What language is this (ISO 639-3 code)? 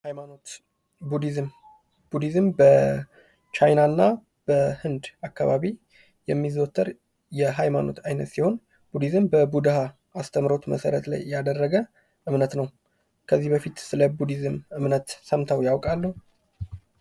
amh